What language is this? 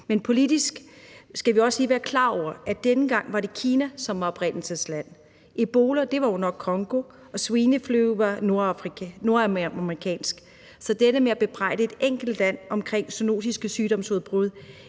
Danish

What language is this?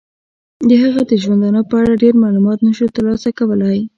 Pashto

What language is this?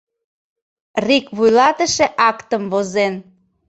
Mari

